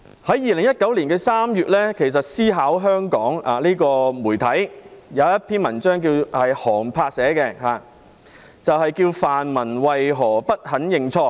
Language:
Cantonese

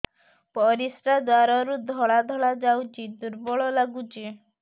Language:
Odia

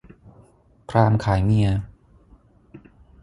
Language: Thai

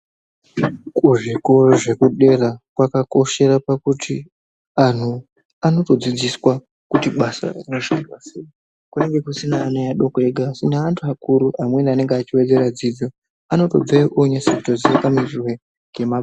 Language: Ndau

